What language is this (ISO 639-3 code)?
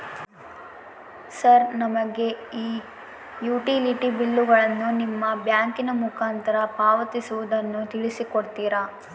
kan